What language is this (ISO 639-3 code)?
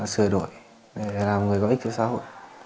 vie